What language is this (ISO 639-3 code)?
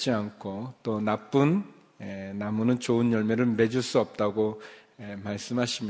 kor